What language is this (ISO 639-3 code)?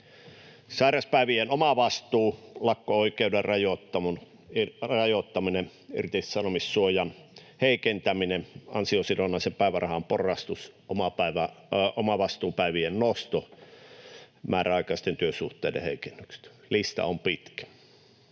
fin